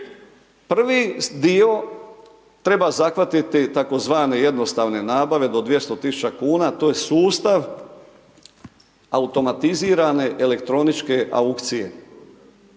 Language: Croatian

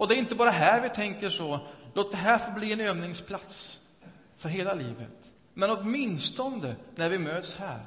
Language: Swedish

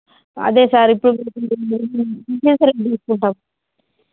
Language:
Telugu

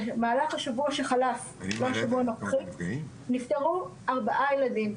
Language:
Hebrew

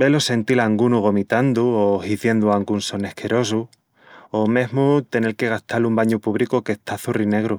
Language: Extremaduran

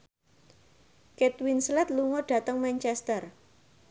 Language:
Javanese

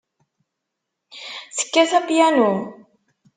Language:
Kabyle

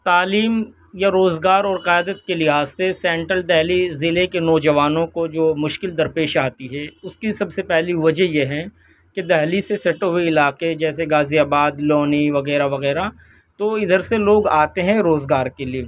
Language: Urdu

